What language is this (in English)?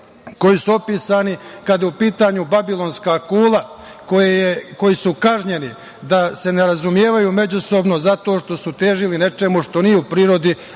Serbian